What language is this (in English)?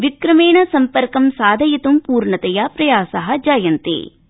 Sanskrit